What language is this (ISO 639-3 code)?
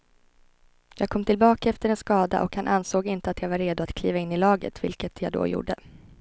swe